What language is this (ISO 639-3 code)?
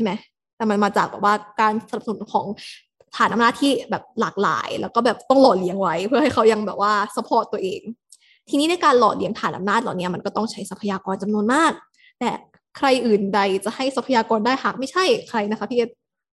tha